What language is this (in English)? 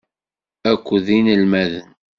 Kabyle